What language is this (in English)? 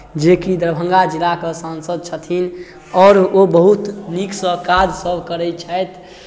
Maithili